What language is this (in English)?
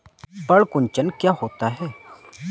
Hindi